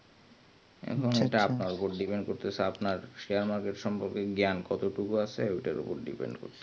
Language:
Bangla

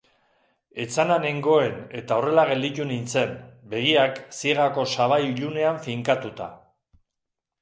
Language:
Basque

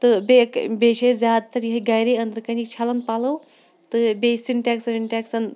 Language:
Kashmiri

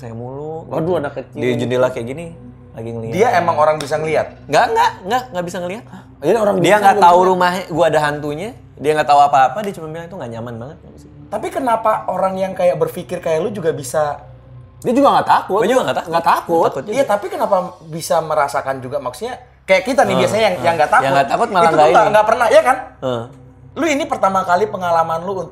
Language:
Indonesian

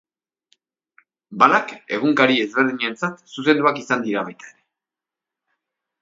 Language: Basque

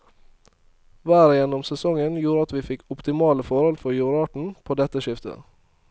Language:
Norwegian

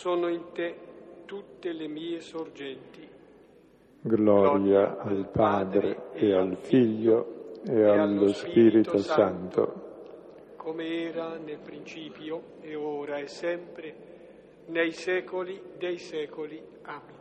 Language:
Italian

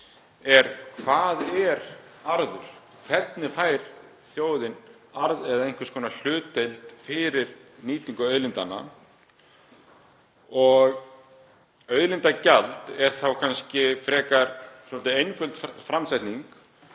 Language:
Icelandic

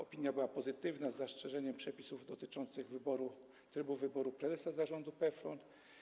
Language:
Polish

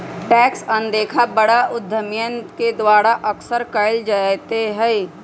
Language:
Magahi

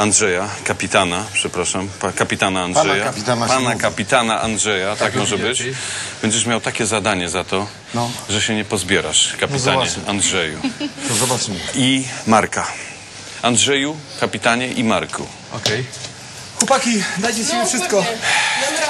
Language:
Polish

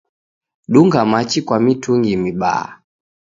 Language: Taita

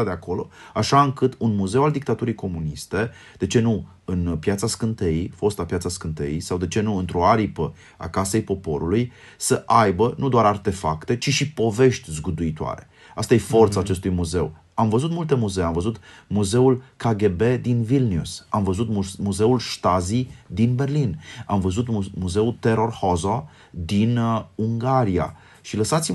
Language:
Romanian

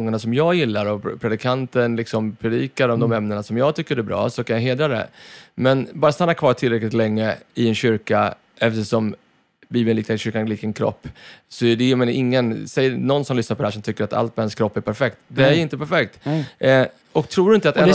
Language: Swedish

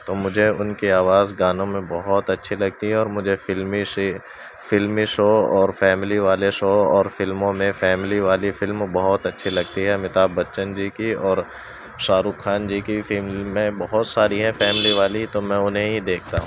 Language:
Urdu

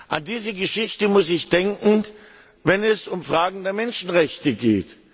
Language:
German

